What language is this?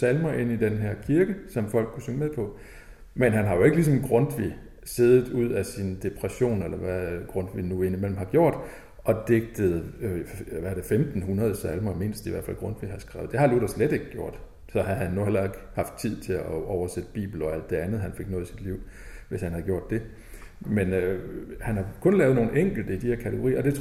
Danish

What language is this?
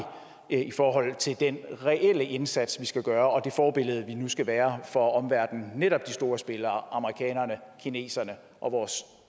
Danish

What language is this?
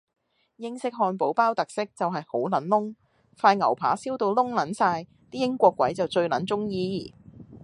Cantonese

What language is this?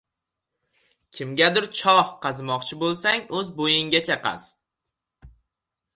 Uzbek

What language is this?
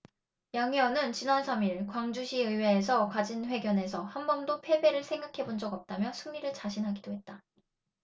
Korean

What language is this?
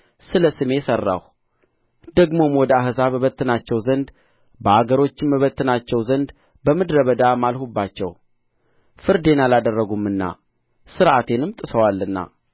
Amharic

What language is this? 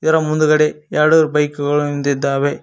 Kannada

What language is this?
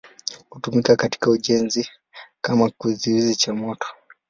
Swahili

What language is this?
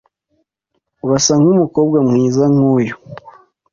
Kinyarwanda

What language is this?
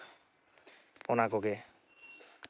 Santali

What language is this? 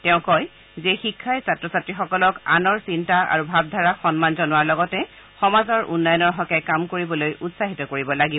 Assamese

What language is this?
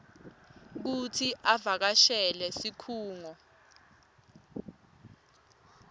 Swati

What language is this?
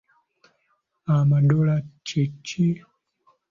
Ganda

